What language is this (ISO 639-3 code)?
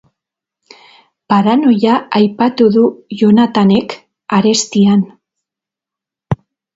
eus